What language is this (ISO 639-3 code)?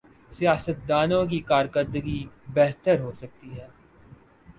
urd